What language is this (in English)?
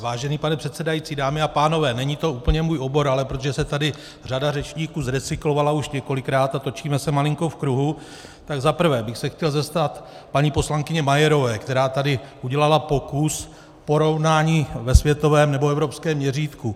Czech